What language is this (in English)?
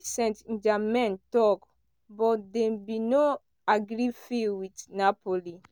Nigerian Pidgin